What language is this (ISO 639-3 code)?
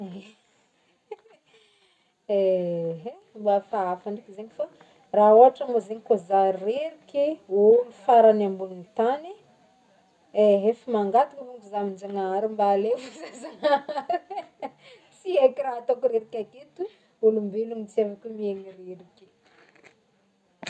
bmm